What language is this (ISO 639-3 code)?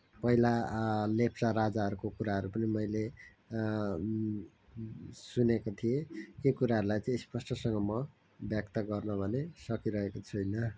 nep